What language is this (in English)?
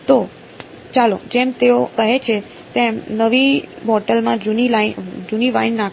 Gujarati